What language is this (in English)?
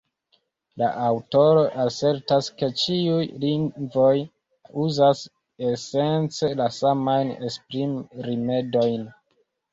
Esperanto